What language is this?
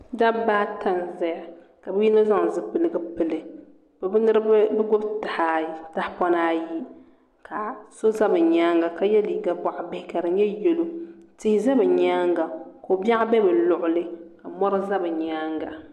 Dagbani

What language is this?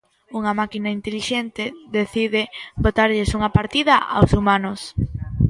Galician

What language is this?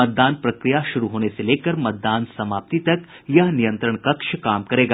Hindi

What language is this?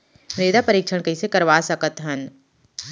Chhattisgarhi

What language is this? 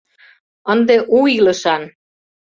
Mari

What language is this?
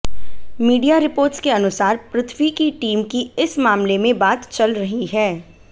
Hindi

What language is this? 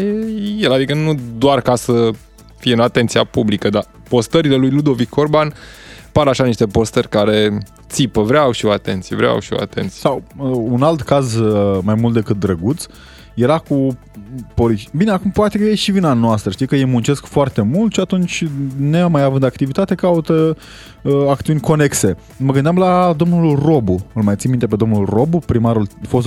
Romanian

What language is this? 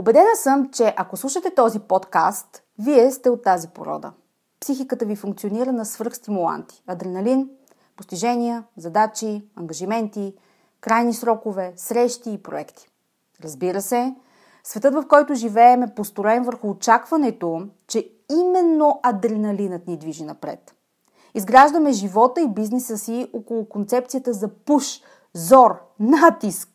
Bulgarian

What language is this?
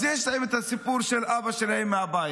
Hebrew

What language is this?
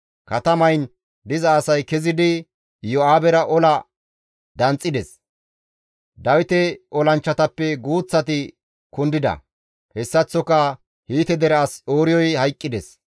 Gamo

